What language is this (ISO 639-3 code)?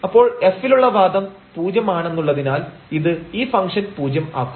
mal